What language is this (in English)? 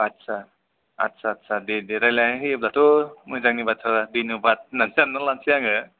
Bodo